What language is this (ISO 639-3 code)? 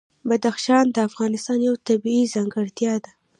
pus